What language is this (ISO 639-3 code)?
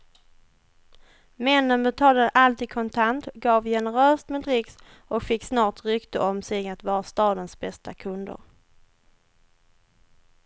swe